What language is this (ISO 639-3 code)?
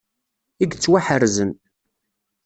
kab